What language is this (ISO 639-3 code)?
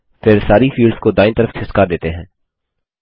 hin